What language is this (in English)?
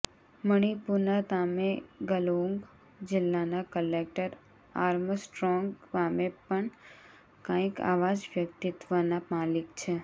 Gujarati